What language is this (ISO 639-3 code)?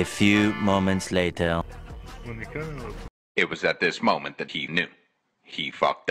bul